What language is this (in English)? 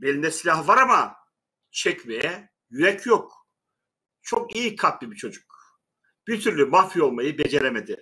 Turkish